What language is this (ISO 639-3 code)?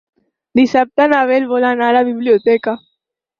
cat